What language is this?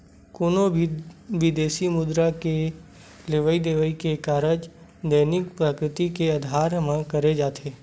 Chhattisgarhi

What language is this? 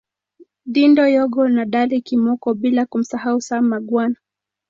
Swahili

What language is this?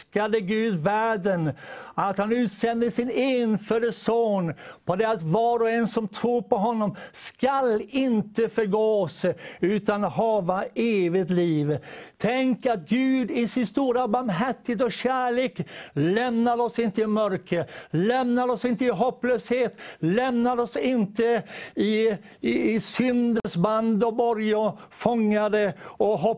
Swedish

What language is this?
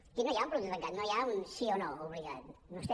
Catalan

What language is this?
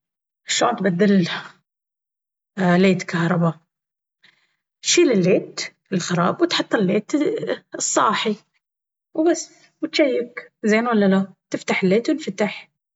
Baharna Arabic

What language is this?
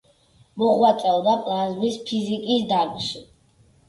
Georgian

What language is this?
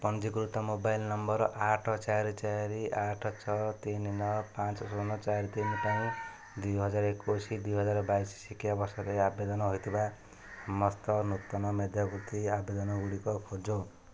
Odia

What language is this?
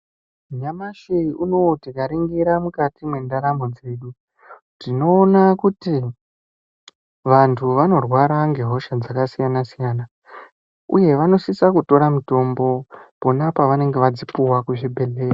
Ndau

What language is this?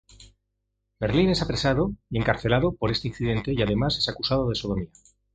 Spanish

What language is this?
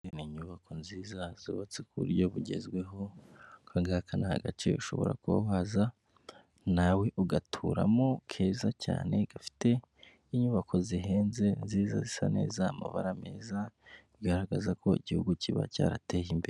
Kinyarwanda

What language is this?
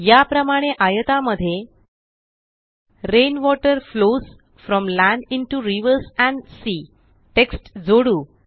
Marathi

